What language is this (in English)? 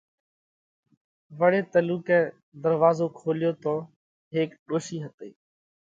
Parkari Koli